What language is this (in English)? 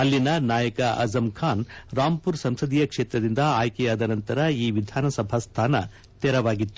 Kannada